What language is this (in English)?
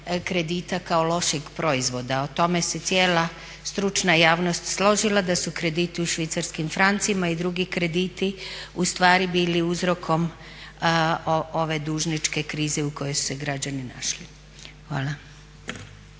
Croatian